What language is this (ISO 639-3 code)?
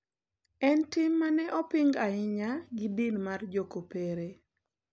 luo